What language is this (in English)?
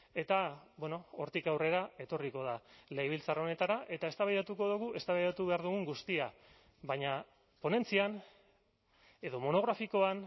Basque